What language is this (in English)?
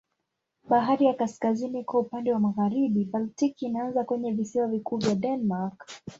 Swahili